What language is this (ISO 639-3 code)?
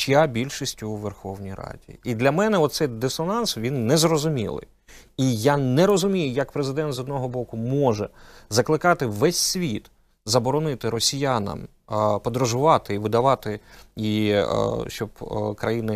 ukr